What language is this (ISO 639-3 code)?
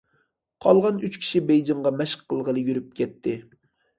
uig